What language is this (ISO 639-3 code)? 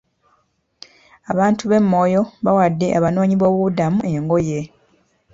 lug